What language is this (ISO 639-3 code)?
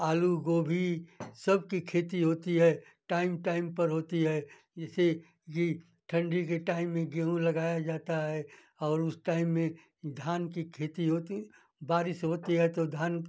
hin